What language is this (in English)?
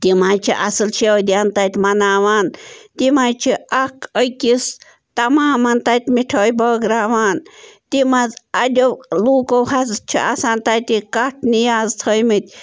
Kashmiri